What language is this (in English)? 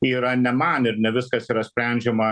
Lithuanian